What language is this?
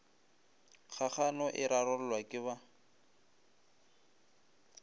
Northern Sotho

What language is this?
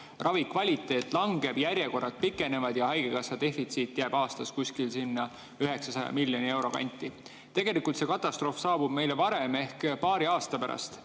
Estonian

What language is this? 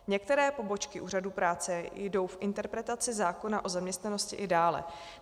Czech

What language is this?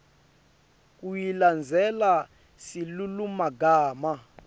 Swati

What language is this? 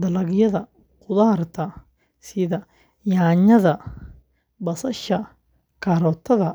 Somali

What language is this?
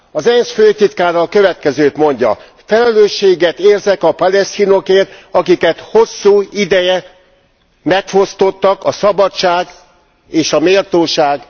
Hungarian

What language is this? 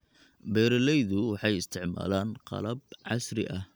Somali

